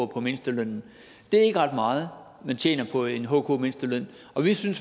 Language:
Danish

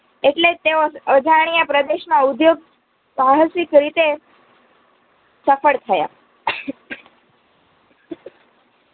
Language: Gujarati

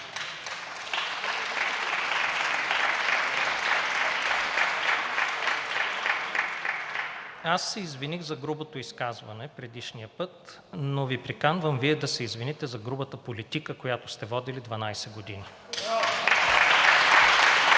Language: Bulgarian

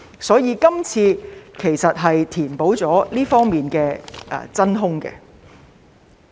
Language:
Cantonese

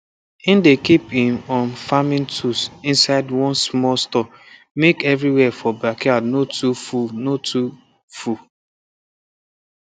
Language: Nigerian Pidgin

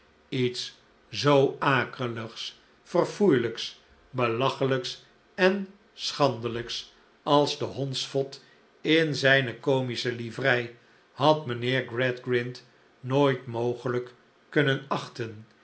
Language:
Dutch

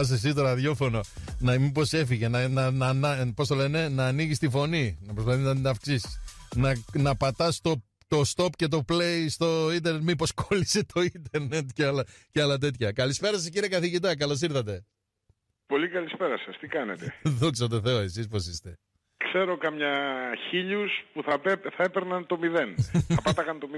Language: Greek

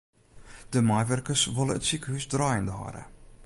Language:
Western Frisian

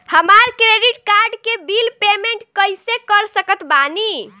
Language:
Bhojpuri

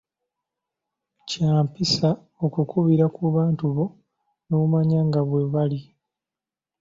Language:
Ganda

